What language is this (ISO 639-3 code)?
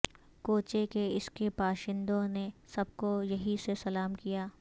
urd